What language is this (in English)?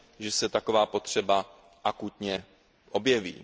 Czech